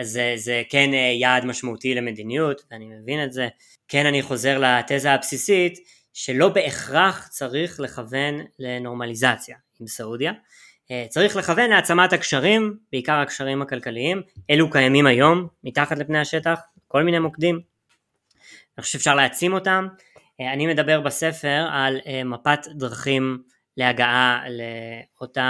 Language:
Hebrew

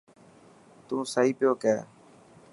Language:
Dhatki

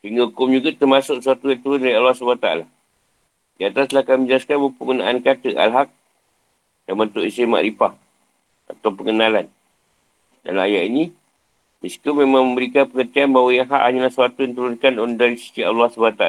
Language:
Malay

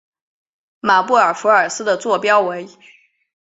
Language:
Chinese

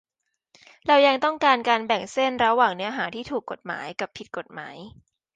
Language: Thai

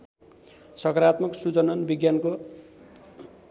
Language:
Nepali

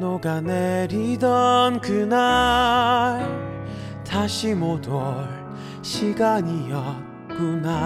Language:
Korean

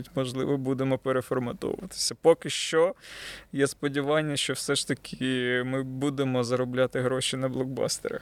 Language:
Ukrainian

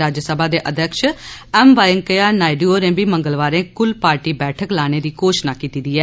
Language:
Dogri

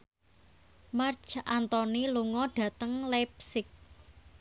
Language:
Javanese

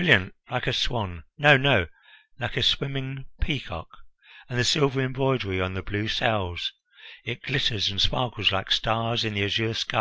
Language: English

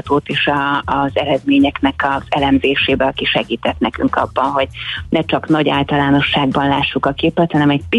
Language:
Hungarian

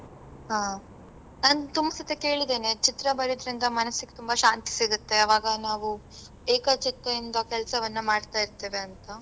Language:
Kannada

